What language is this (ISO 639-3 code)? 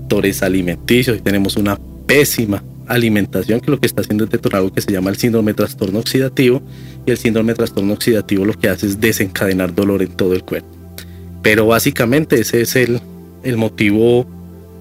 spa